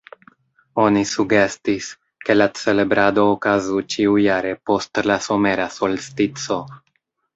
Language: Esperanto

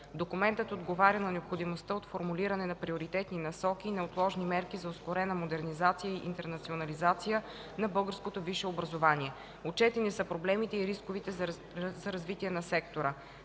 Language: Bulgarian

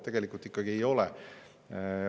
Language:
Estonian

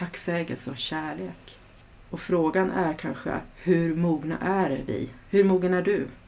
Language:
Swedish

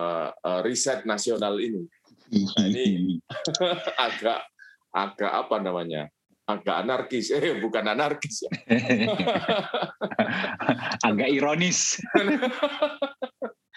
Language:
Indonesian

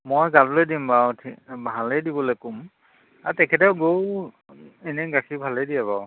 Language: Assamese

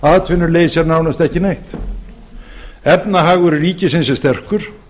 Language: Icelandic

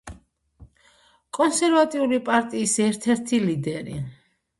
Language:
Georgian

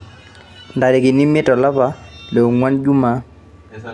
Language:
Masai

